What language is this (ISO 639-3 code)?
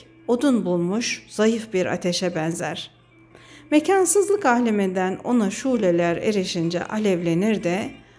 tur